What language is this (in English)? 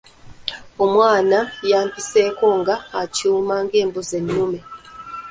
Ganda